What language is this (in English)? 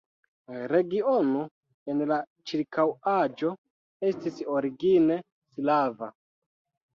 Esperanto